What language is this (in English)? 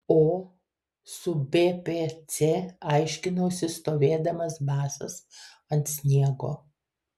Lithuanian